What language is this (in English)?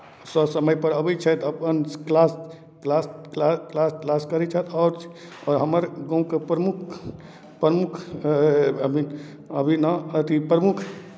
Maithili